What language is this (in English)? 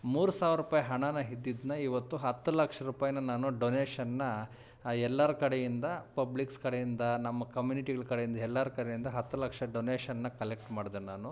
Kannada